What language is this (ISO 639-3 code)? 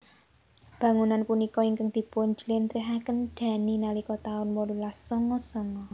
jav